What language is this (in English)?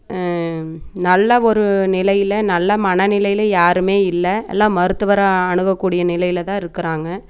Tamil